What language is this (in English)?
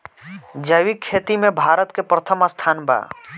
Bhojpuri